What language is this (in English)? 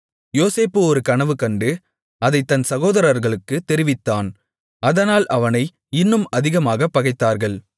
Tamil